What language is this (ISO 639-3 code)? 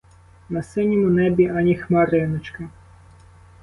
ukr